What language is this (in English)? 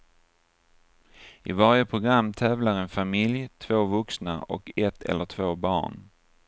Swedish